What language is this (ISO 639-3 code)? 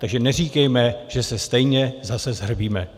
ces